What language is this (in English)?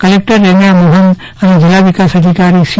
Gujarati